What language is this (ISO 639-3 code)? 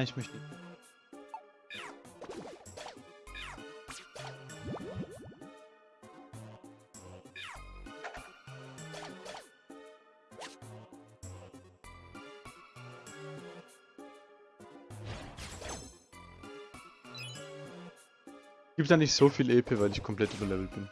deu